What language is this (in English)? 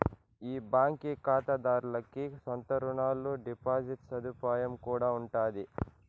Telugu